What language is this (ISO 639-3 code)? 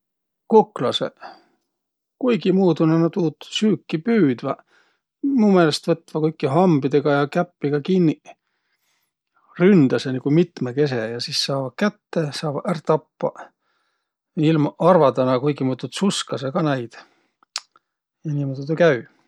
vro